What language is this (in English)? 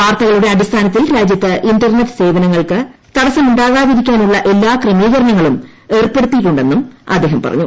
Malayalam